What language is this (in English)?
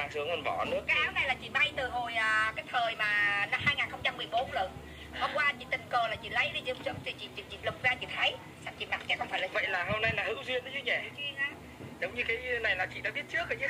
Vietnamese